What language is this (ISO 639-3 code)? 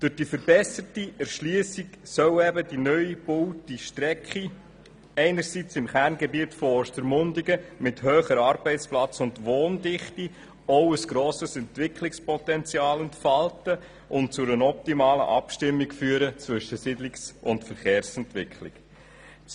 gsw